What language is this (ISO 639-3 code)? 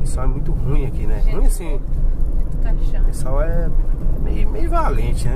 por